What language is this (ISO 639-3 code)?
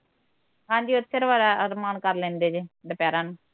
pan